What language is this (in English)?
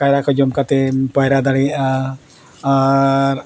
Santali